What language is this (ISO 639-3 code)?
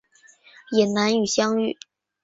zho